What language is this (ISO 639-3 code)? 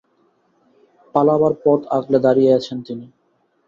ben